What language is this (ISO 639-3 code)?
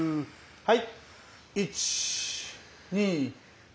jpn